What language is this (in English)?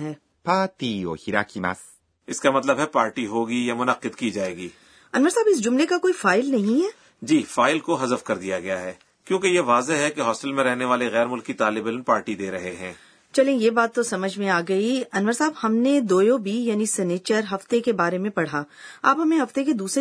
Urdu